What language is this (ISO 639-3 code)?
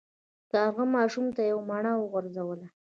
pus